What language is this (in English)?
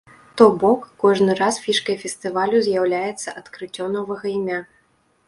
Belarusian